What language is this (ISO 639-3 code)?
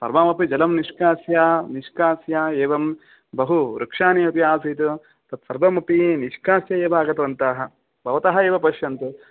san